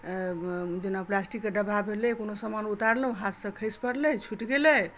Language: Maithili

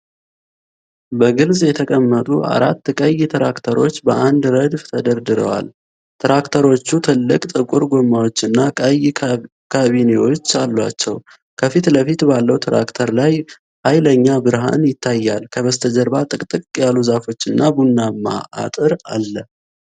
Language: Amharic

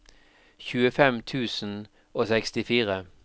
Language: Norwegian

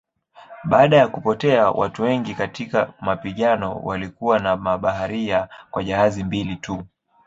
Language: Swahili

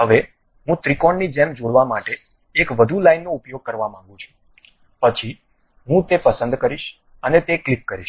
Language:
Gujarati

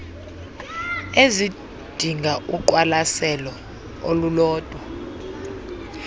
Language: Xhosa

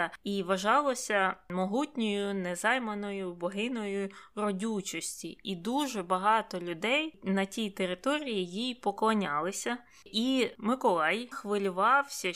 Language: Ukrainian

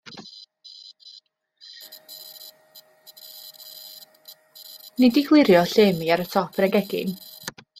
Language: Welsh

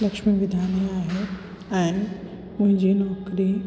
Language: Sindhi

